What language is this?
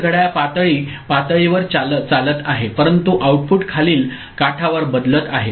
Marathi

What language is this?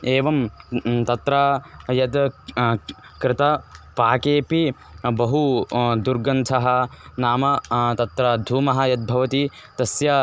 Sanskrit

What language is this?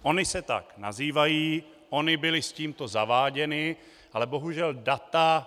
Czech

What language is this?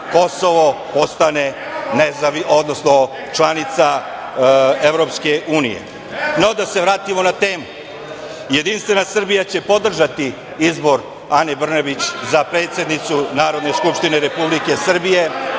Serbian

